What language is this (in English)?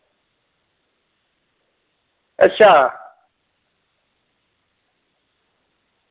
Dogri